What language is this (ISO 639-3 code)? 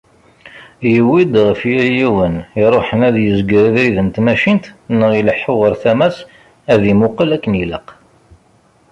kab